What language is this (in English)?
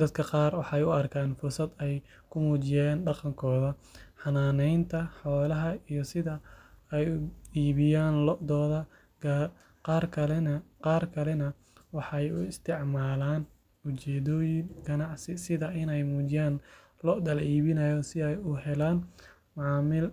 Somali